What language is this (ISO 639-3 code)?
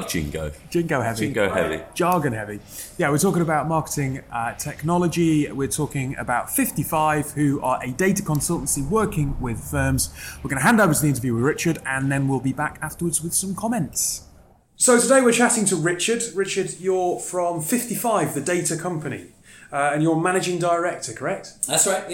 eng